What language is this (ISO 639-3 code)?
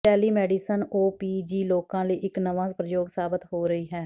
pan